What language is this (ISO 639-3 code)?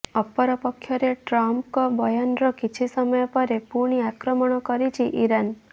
ori